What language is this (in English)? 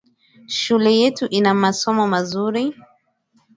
Swahili